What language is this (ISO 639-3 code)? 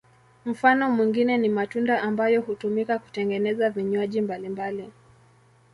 swa